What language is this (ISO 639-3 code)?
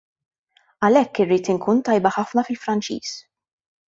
mlt